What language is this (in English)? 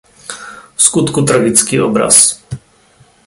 Czech